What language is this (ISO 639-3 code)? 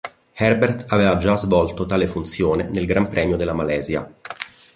ita